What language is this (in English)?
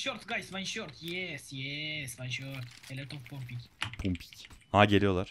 Turkish